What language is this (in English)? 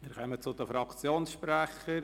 Swiss German